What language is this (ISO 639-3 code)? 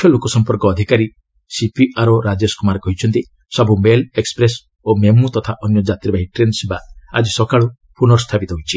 ori